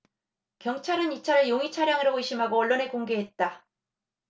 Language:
Korean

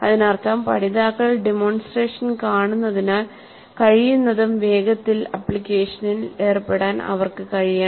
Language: Malayalam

